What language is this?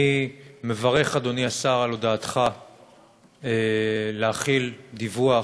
Hebrew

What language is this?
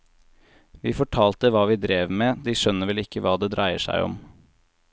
Norwegian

